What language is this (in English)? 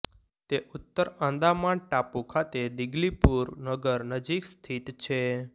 Gujarati